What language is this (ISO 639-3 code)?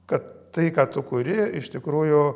lit